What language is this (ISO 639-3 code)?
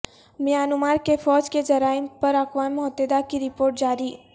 urd